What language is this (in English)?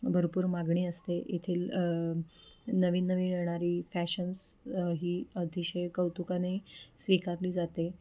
Marathi